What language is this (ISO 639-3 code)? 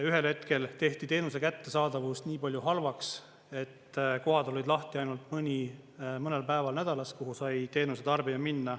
est